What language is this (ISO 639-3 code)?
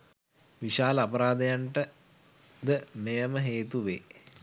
sin